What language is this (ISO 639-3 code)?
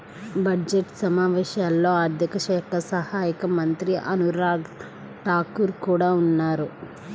tel